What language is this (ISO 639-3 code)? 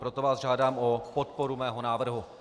ces